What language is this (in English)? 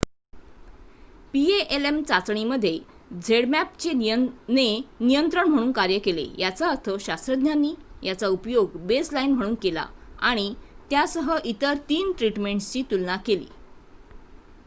Marathi